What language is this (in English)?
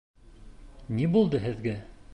Bashkir